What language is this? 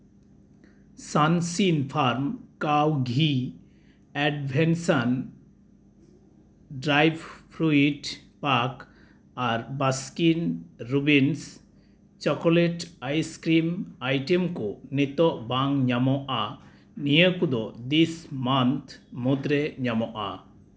Santali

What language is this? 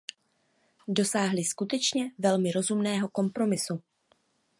Czech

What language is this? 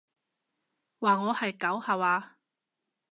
Cantonese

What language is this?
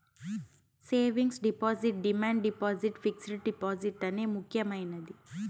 Telugu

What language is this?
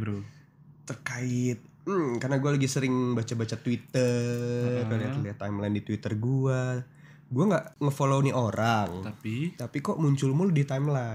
Indonesian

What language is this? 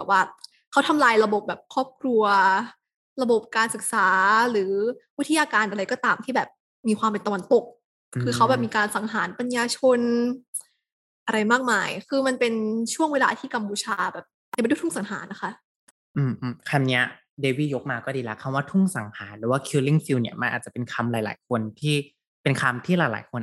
Thai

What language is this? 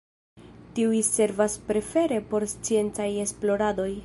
Esperanto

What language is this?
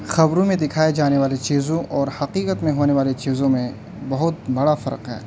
Urdu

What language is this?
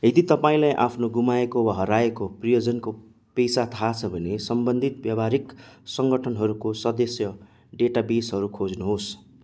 Nepali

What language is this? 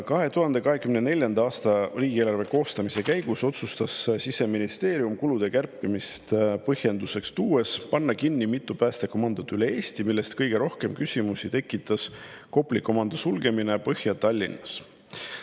Estonian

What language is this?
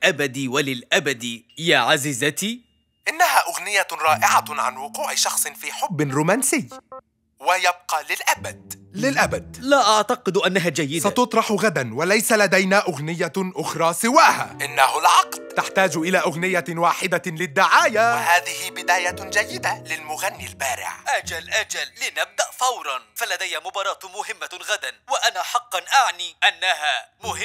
Arabic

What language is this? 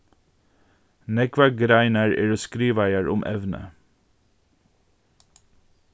Faroese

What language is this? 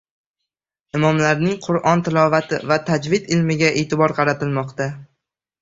Uzbek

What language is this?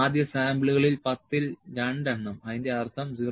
Malayalam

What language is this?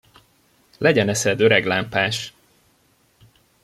Hungarian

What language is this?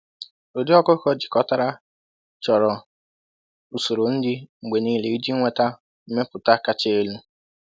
Igbo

